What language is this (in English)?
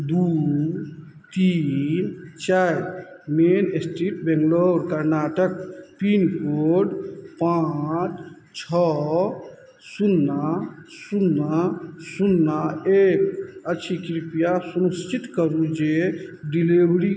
Maithili